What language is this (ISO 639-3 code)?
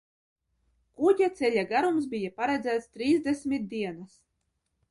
lav